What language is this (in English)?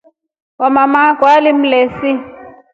Rombo